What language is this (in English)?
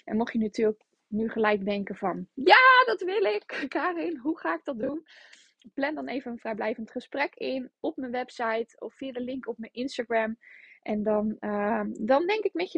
Dutch